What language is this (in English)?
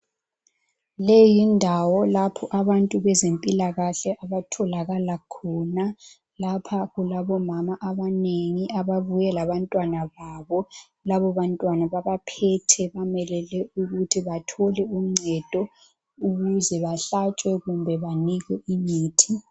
North Ndebele